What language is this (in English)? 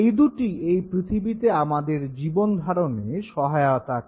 Bangla